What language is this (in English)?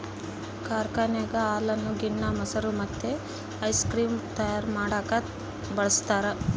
Kannada